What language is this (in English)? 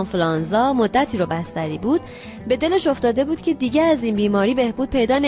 Persian